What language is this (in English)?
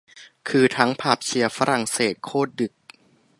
Thai